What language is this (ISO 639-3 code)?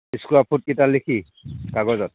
asm